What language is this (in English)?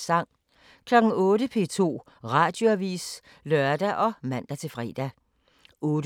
Danish